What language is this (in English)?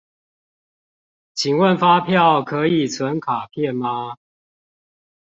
Chinese